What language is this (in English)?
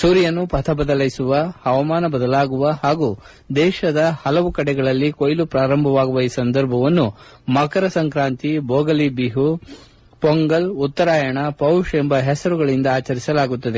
Kannada